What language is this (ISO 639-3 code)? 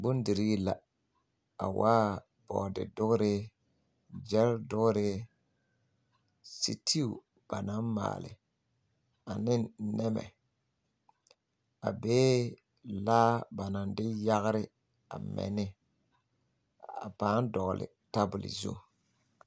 dga